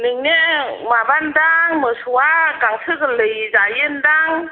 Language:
Bodo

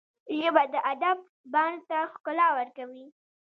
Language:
Pashto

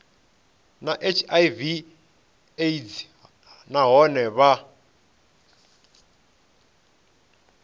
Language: Venda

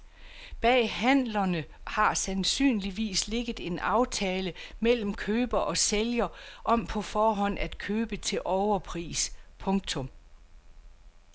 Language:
Danish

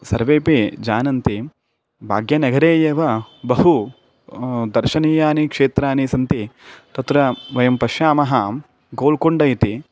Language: Sanskrit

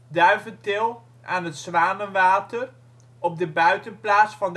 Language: Dutch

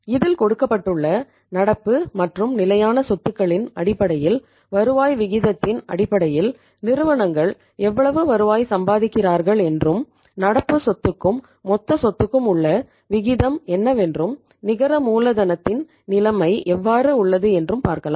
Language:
Tamil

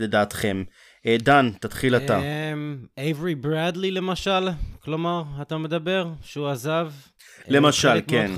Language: Hebrew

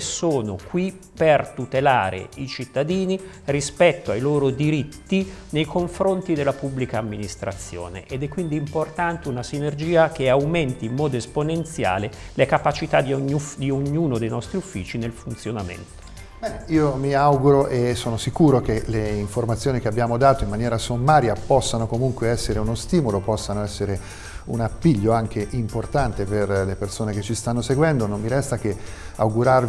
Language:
Italian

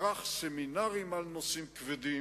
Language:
Hebrew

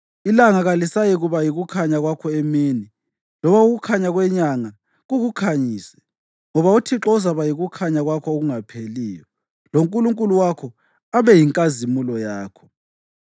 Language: North Ndebele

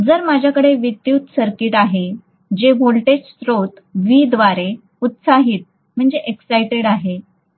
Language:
Marathi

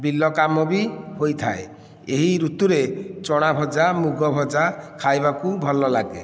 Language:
Odia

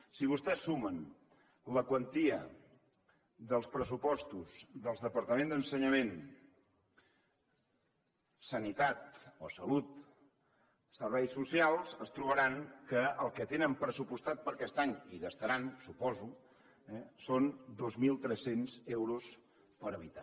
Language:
Catalan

